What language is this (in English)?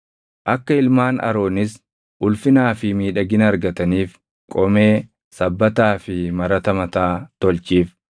Oromo